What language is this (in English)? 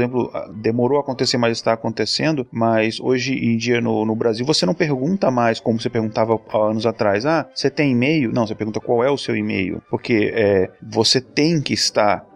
Portuguese